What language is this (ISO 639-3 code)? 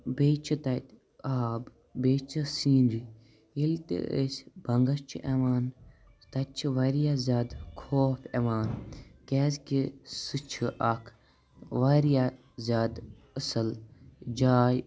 kas